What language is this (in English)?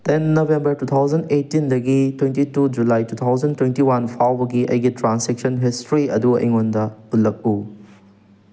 Manipuri